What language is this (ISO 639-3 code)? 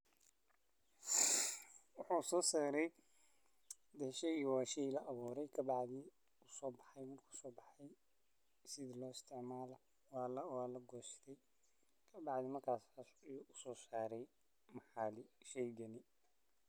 som